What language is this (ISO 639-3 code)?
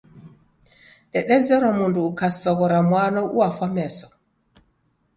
dav